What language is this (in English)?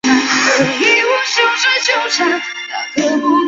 Chinese